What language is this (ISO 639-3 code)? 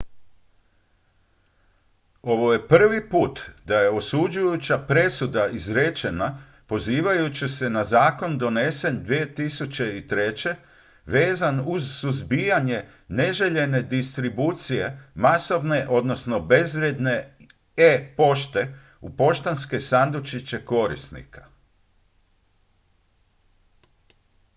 hrv